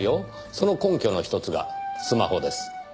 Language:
Japanese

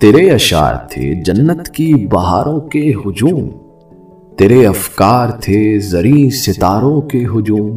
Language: Urdu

